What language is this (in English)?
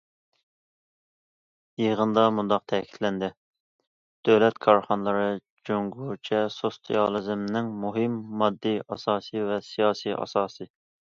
Uyghur